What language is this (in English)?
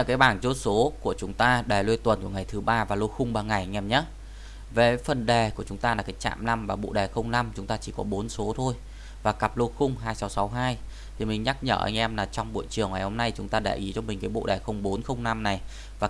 Vietnamese